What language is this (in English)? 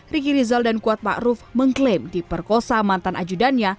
Indonesian